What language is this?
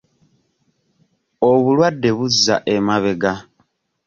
Ganda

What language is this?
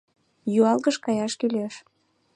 Mari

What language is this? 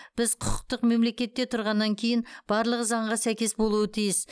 Kazakh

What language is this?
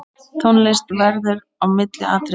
Icelandic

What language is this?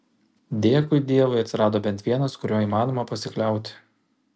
Lithuanian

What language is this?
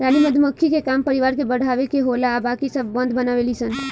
Bhojpuri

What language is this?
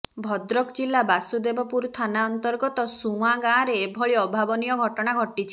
Odia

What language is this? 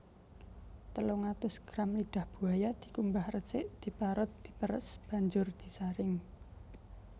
Javanese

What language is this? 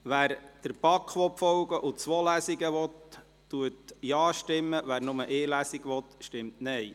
Swiss German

